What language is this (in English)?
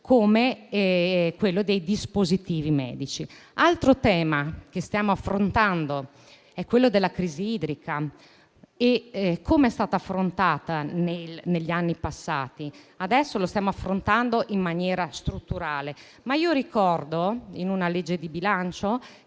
Italian